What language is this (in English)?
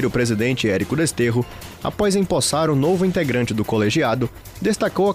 Portuguese